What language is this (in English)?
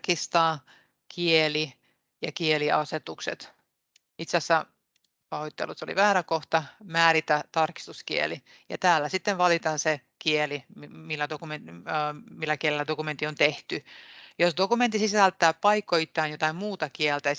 Finnish